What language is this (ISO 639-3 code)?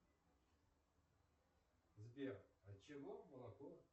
rus